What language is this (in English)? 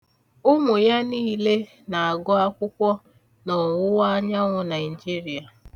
Igbo